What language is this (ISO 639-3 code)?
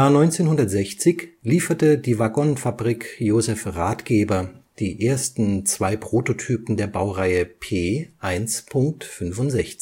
deu